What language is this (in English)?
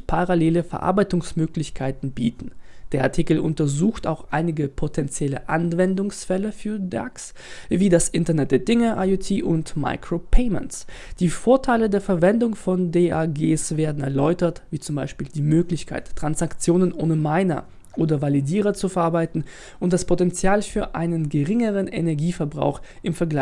German